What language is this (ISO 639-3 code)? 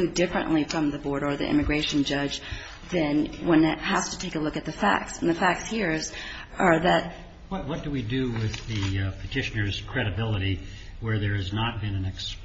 eng